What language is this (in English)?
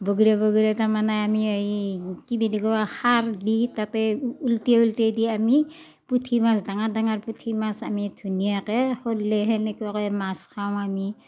Assamese